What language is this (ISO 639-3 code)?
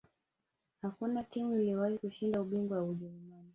swa